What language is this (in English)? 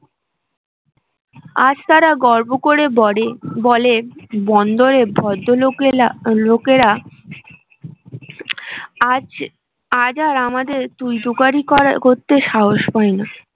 Bangla